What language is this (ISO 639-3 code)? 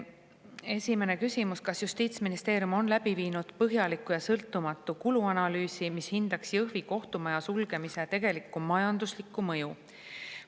est